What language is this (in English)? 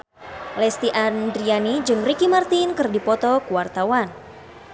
Sundanese